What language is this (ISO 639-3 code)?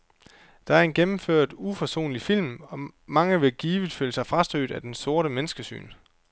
dan